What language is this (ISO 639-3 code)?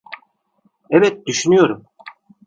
tur